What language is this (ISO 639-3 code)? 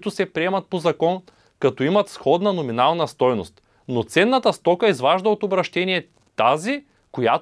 bul